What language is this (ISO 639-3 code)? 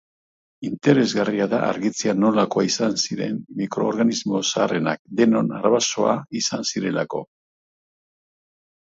eus